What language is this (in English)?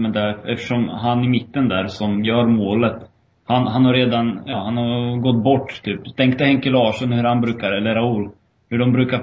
Swedish